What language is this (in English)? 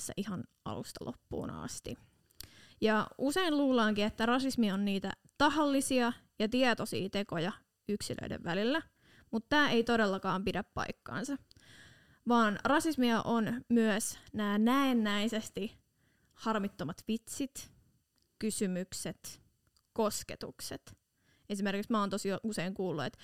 Finnish